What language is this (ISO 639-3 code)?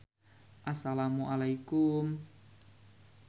sun